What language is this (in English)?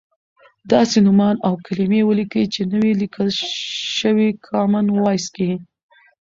Pashto